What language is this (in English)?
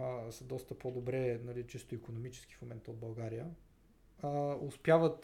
Bulgarian